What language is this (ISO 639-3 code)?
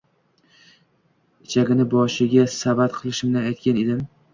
uzb